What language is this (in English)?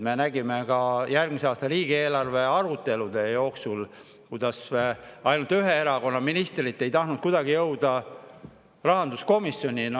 Estonian